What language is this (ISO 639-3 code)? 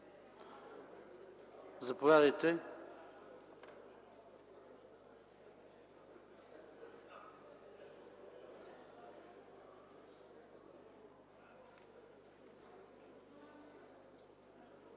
bul